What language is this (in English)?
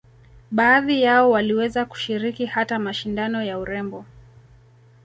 Swahili